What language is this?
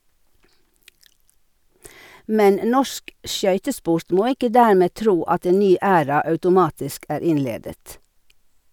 Norwegian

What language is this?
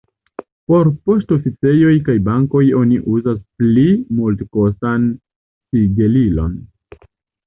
Esperanto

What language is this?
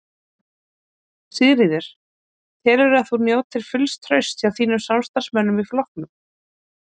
Icelandic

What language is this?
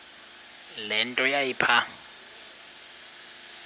Xhosa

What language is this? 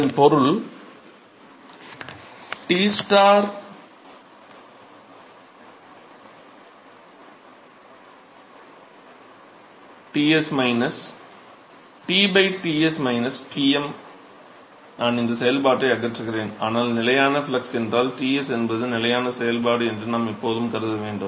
Tamil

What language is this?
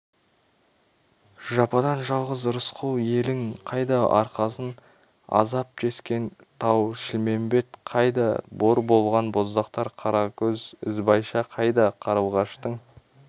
Kazakh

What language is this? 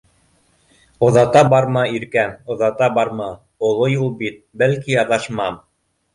Bashkir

